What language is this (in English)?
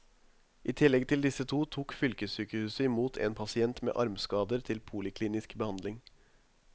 Norwegian